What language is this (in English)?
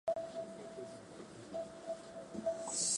Japanese